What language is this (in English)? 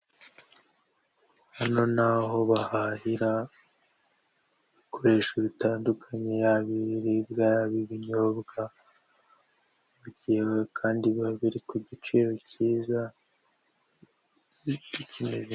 Kinyarwanda